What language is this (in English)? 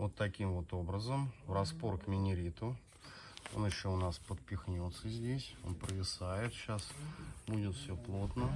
Russian